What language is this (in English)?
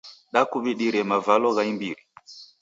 Taita